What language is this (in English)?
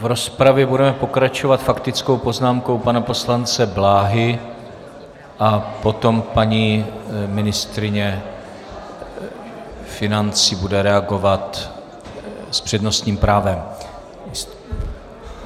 Czech